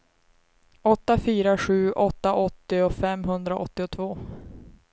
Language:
Swedish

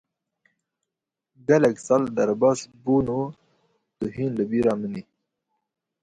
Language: Kurdish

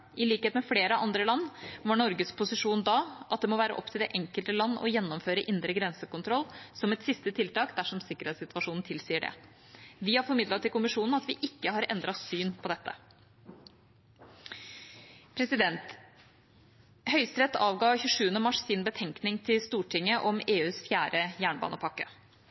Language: Norwegian Bokmål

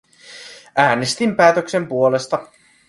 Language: Finnish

